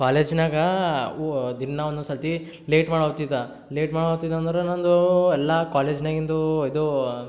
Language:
Kannada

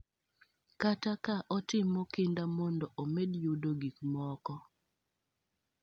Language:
Luo (Kenya and Tanzania)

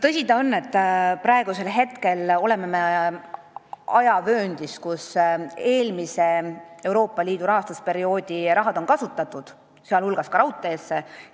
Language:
Estonian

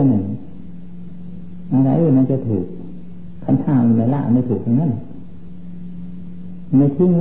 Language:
Thai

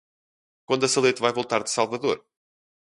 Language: Portuguese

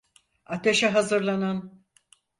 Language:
Turkish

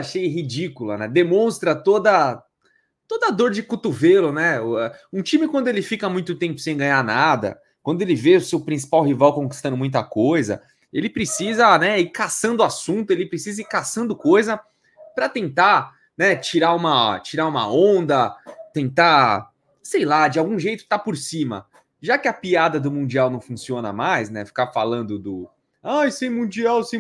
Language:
Portuguese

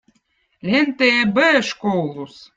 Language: Votic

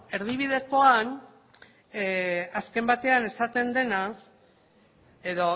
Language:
Basque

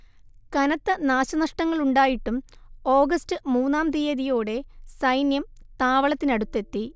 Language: Malayalam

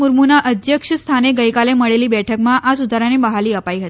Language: Gujarati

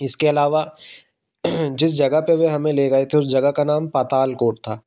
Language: Hindi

